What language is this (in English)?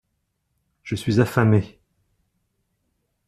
French